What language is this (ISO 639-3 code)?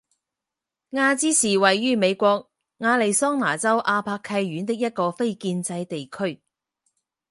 zho